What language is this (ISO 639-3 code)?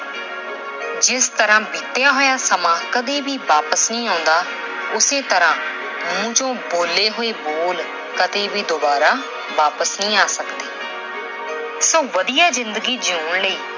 pan